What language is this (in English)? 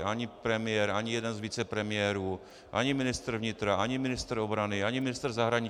Czech